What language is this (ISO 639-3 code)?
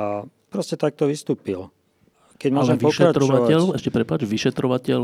slk